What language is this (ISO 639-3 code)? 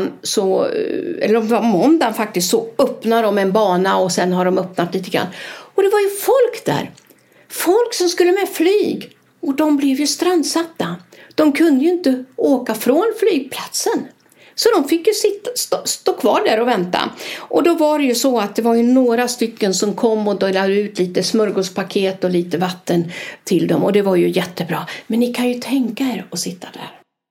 swe